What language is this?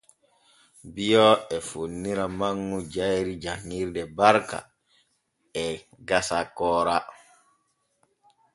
Borgu Fulfulde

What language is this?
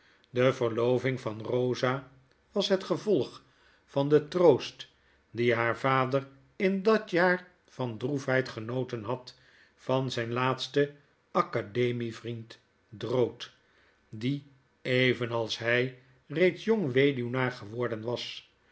Dutch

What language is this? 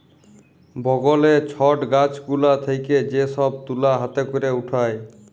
Bangla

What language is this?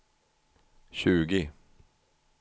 Swedish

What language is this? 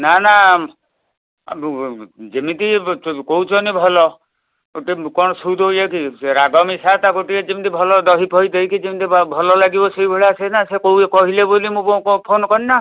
Odia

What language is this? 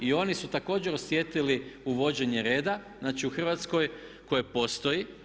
Croatian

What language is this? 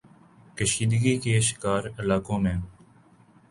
Urdu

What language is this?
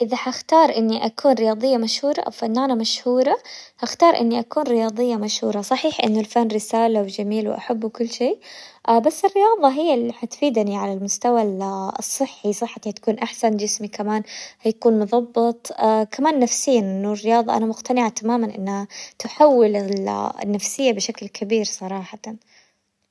Hijazi Arabic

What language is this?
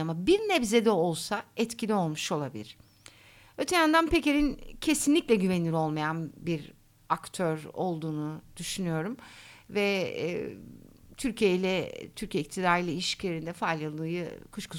Turkish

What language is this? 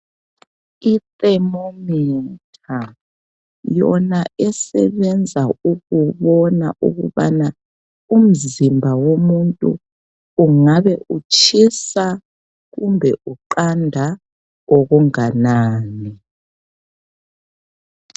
North Ndebele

